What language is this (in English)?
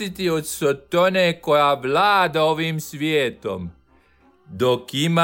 Croatian